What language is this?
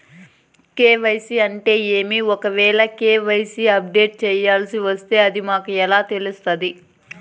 Telugu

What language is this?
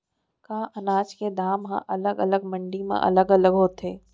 Chhattisgarhi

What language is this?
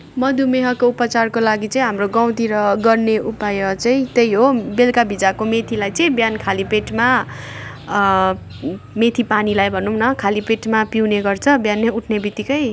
Nepali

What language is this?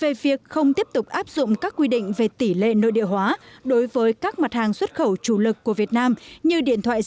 Vietnamese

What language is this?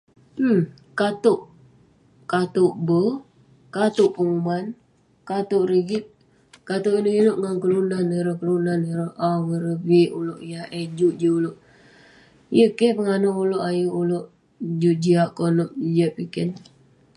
Western Penan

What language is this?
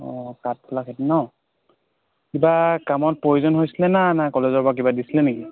Assamese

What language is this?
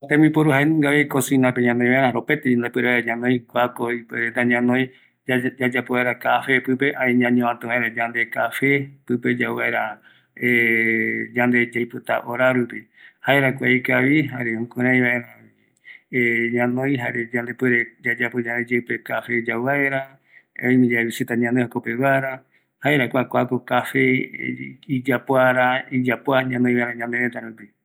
Eastern Bolivian Guaraní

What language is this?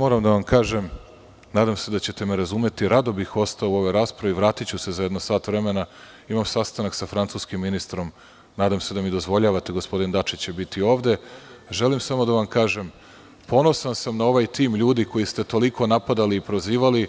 Serbian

